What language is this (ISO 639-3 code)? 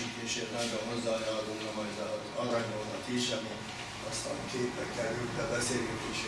hun